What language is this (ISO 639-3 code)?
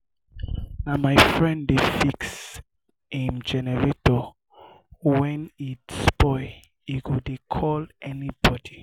pcm